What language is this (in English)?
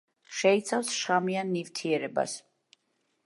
Georgian